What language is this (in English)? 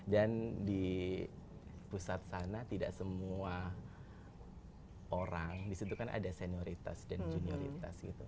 Indonesian